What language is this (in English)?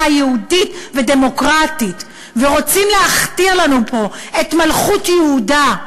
Hebrew